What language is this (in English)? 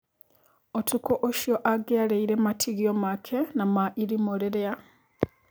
Kikuyu